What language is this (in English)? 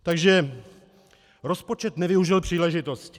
Czech